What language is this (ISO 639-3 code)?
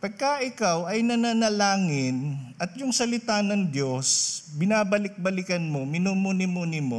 fil